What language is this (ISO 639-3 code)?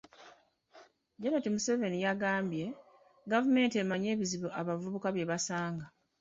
lug